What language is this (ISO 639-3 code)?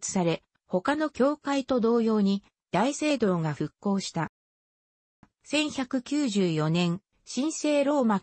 jpn